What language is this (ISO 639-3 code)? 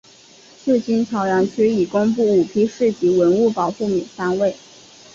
zho